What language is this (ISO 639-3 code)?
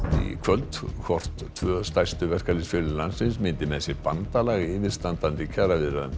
isl